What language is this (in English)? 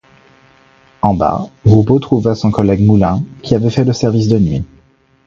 French